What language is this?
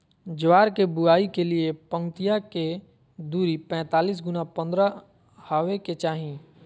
Magahi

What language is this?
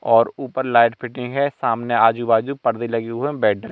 Hindi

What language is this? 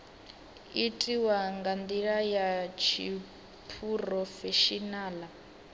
Venda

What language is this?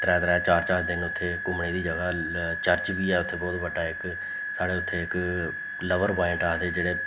Dogri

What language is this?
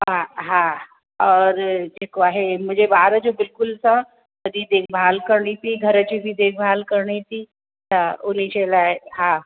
Sindhi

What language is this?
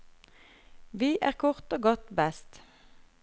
Norwegian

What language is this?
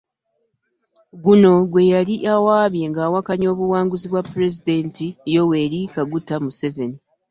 Ganda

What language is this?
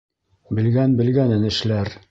Bashkir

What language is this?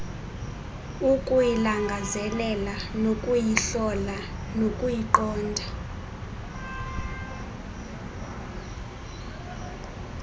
Xhosa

